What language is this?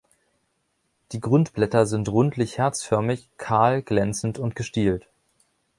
German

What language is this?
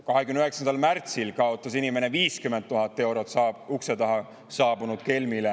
Estonian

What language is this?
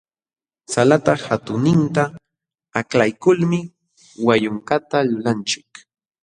Jauja Wanca Quechua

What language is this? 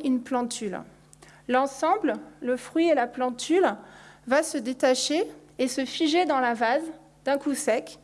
French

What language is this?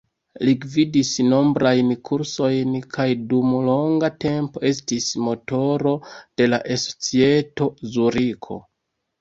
Esperanto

